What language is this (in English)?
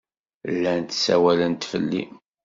Kabyle